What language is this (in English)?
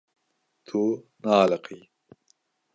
Kurdish